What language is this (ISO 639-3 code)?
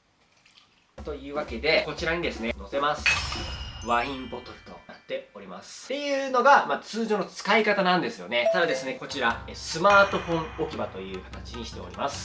jpn